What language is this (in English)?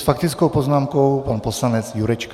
Czech